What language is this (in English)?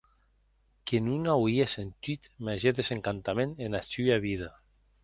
Occitan